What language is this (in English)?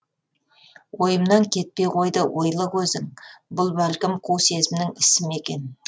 Kazakh